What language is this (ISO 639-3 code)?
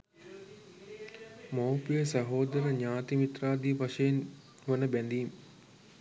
sin